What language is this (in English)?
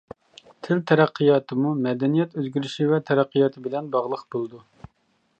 Uyghur